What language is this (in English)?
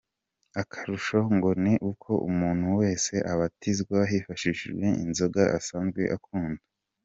Kinyarwanda